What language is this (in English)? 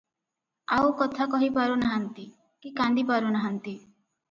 Odia